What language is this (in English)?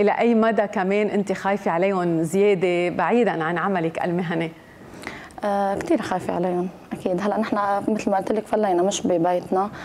Arabic